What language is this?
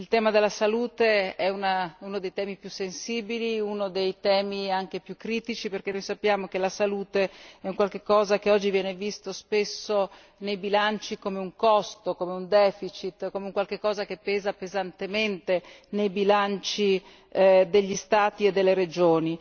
Italian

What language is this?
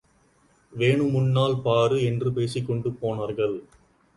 Tamil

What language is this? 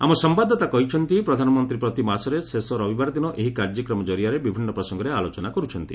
Odia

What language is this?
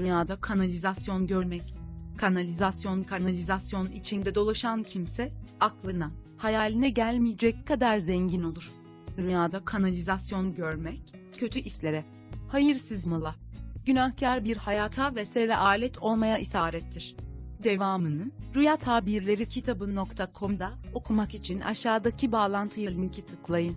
Turkish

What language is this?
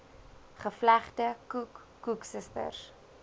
Afrikaans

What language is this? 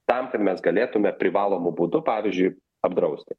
Lithuanian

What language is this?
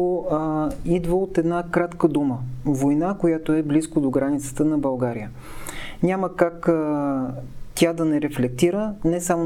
Bulgarian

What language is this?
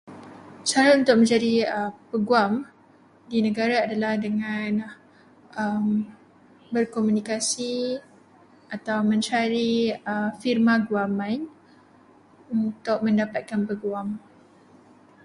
Malay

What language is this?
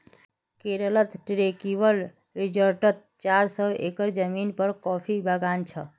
Magahi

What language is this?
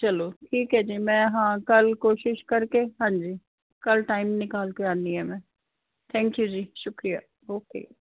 Punjabi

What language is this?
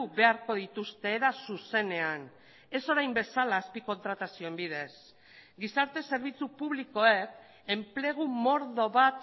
Basque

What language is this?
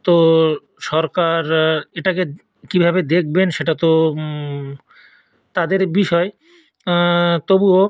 Bangla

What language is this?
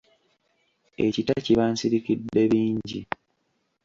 Ganda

